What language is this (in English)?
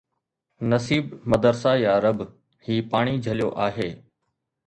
Sindhi